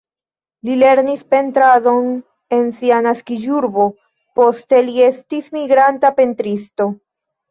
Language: Esperanto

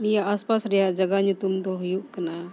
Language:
Santali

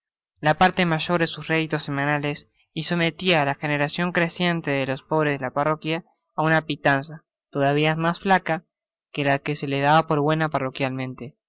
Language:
Spanish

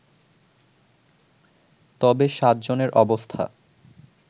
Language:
Bangla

